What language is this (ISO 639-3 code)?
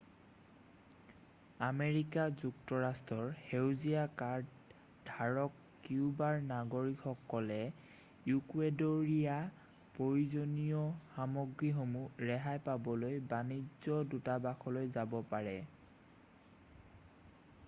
asm